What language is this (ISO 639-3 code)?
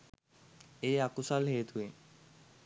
sin